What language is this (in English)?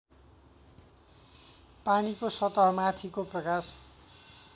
Nepali